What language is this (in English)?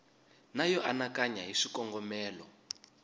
Tsonga